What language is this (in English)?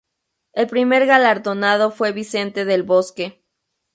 Spanish